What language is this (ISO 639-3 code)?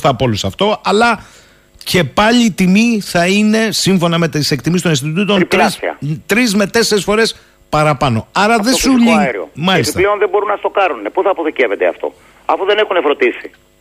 ell